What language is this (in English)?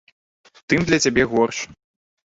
Belarusian